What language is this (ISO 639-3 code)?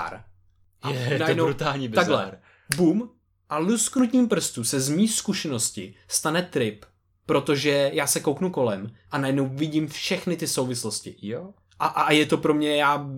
ces